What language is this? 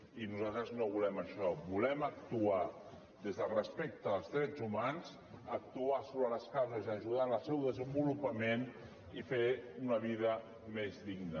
Catalan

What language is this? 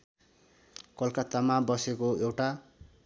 Nepali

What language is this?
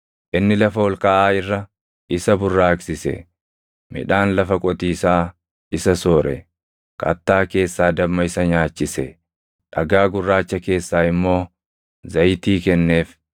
Oromo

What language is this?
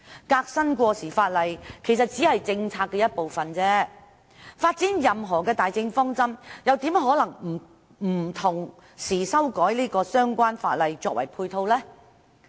Cantonese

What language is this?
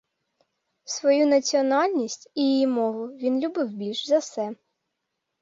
Ukrainian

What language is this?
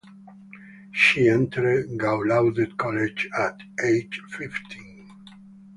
English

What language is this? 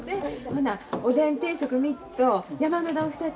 Japanese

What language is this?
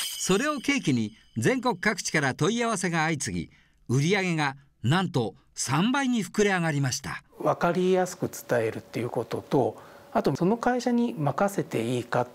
Japanese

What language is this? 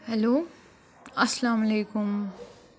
Kashmiri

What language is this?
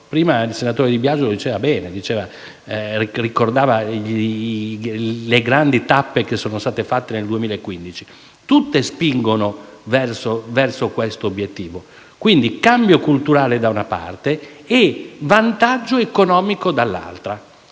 Italian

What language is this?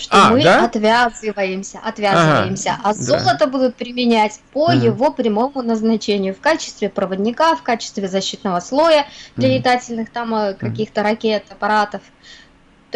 Russian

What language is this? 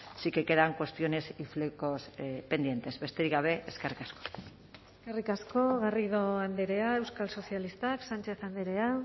Basque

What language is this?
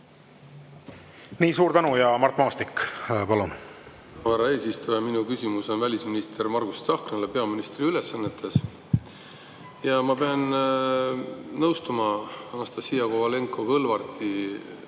Estonian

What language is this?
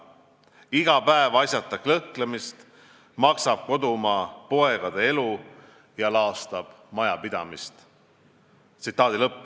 Estonian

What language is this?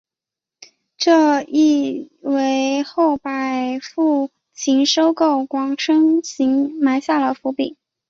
Chinese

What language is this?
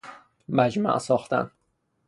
Persian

